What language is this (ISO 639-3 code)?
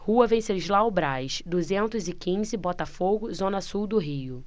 por